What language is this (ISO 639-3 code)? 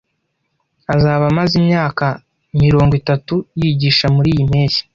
kin